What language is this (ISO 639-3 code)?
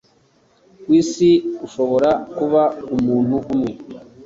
kin